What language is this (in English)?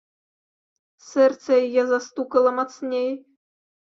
Belarusian